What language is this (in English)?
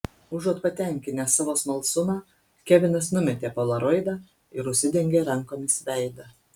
Lithuanian